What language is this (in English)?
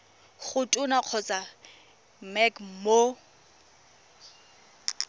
Tswana